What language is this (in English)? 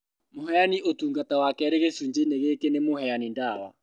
Kikuyu